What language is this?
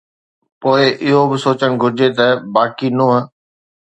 Sindhi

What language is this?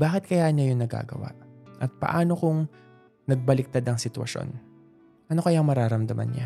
Filipino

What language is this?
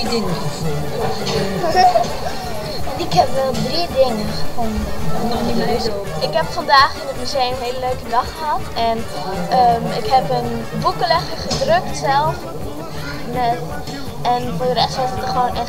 Dutch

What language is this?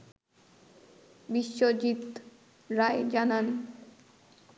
Bangla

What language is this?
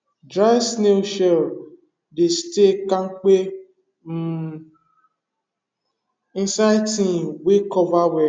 Nigerian Pidgin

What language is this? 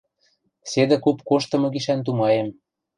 Western Mari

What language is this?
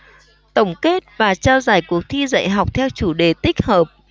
Vietnamese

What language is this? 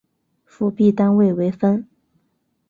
Chinese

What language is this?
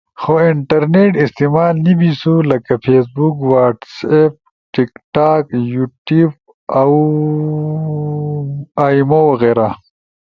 Ushojo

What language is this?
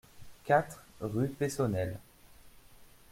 French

